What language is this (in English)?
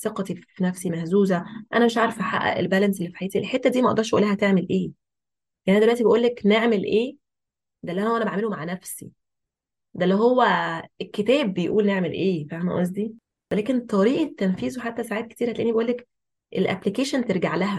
Arabic